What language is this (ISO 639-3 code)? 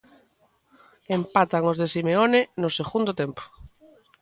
glg